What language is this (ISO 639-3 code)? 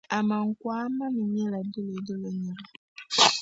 dag